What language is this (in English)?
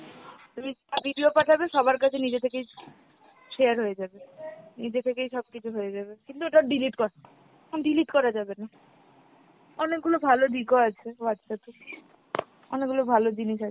Bangla